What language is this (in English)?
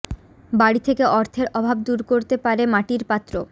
Bangla